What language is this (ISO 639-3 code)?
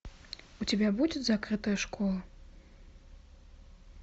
rus